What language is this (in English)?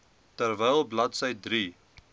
Afrikaans